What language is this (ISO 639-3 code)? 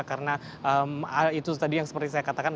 ind